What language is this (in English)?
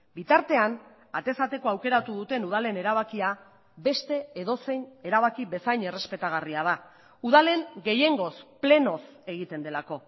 Basque